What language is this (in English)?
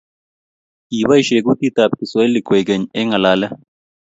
Kalenjin